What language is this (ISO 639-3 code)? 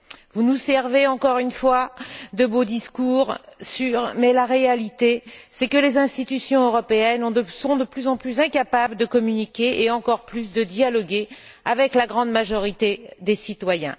fra